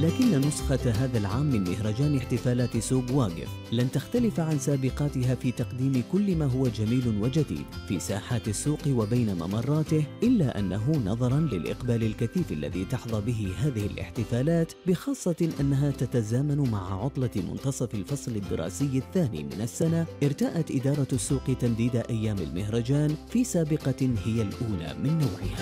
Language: Arabic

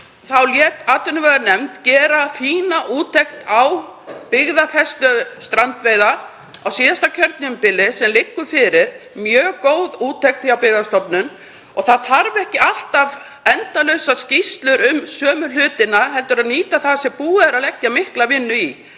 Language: Icelandic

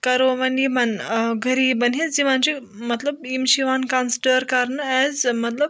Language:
Kashmiri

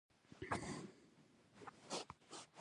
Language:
Pashto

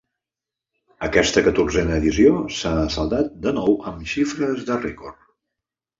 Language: Catalan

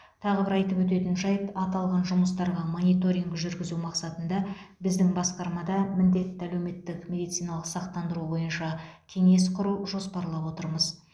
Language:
Kazakh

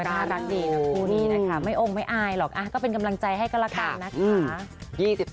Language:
Thai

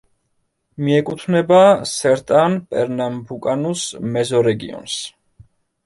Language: Georgian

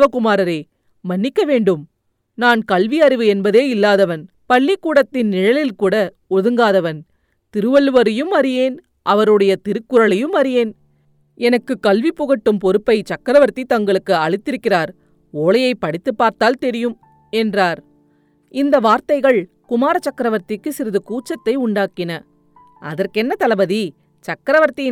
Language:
Tamil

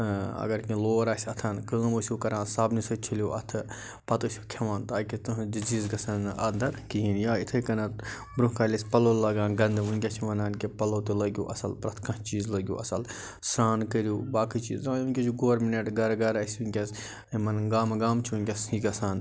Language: Kashmiri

